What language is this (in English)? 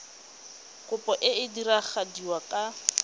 Tswana